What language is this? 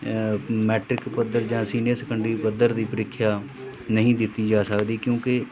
Punjabi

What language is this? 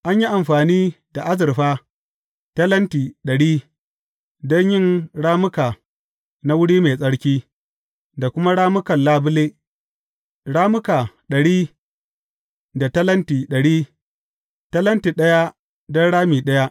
Hausa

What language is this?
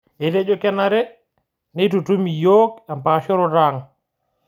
Masai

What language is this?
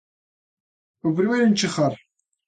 Galician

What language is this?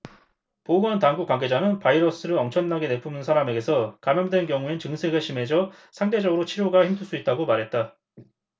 Korean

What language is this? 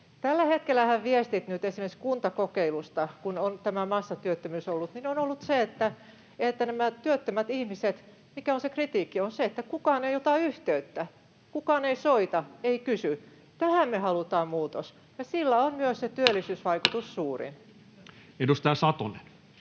Finnish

